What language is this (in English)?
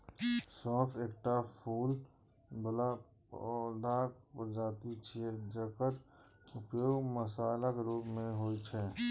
Maithili